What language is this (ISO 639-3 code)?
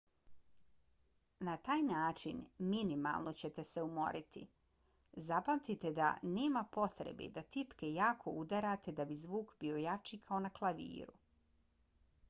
bos